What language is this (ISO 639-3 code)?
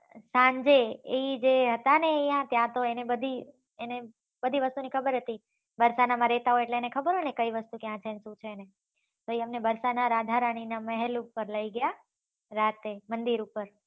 guj